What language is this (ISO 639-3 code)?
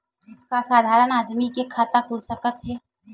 hne